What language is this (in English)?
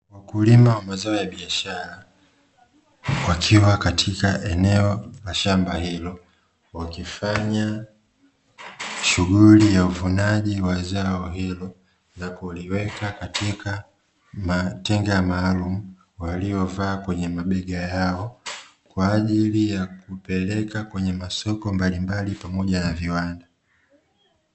Swahili